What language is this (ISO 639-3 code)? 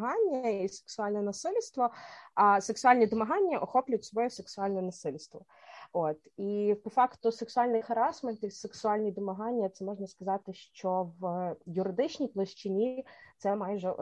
ukr